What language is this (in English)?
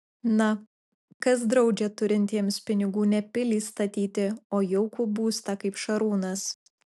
Lithuanian